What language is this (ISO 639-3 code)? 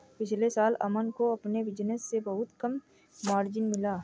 hin